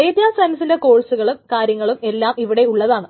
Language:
Malayalam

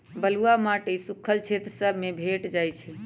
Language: Magahi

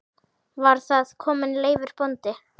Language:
Icelandic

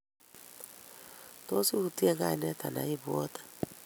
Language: Kalenjin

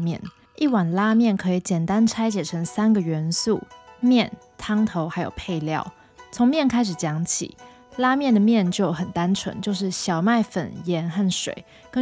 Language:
Chinese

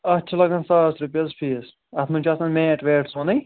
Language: Kashmiri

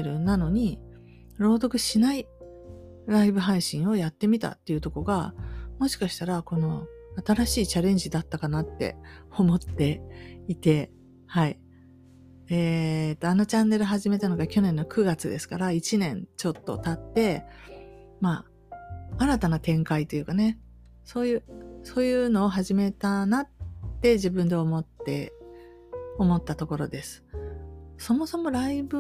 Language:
Japanese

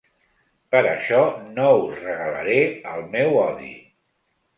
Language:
Catalan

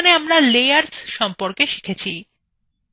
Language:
Bangla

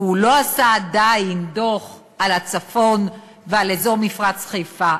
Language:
Hebrew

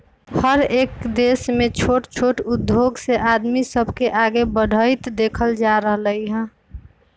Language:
Magahi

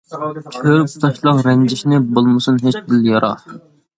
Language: Uyghur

